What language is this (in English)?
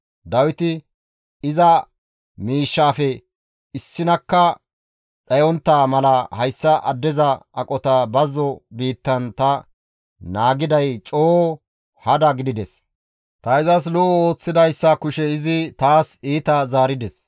Gamo